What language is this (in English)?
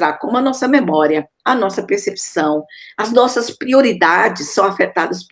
Portuguese